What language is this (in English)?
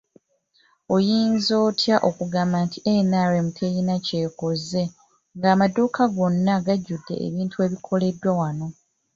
Ganda